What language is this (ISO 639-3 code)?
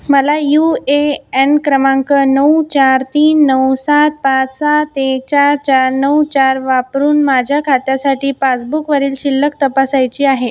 mar